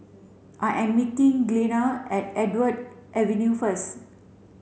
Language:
English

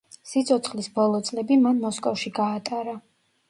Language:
Georgian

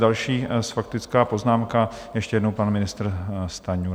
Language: Czech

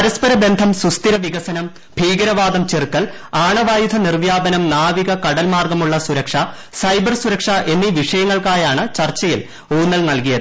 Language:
Malayalam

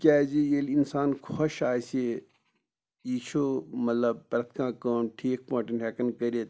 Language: Kashmiri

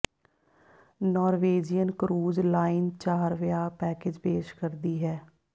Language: Punjabi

